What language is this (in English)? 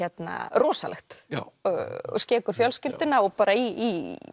Icelandic